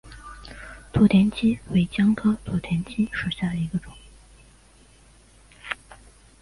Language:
Chinese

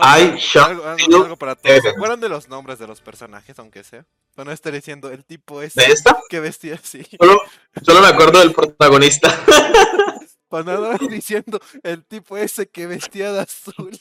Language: Spanish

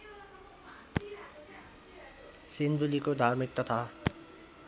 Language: Nepali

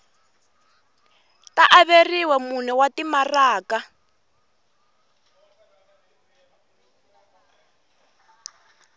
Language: Tsonga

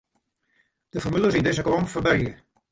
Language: Western Frisian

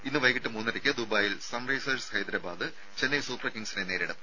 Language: Malayalam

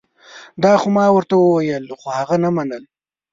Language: Pashto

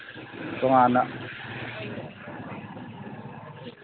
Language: Manipuri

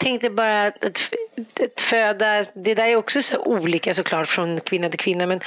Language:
Swedish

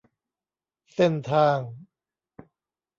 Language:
Thai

